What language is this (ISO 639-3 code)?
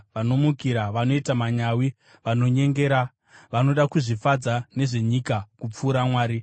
sna